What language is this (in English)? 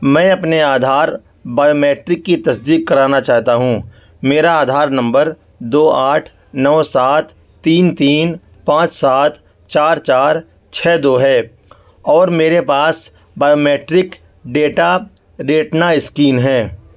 Urdu